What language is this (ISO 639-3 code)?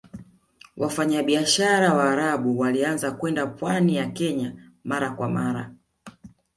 swa